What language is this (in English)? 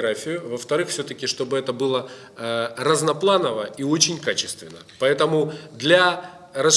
Russian